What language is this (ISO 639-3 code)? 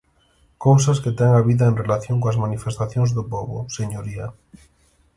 glg